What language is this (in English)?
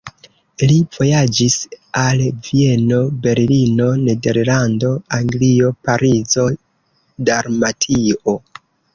Esperanto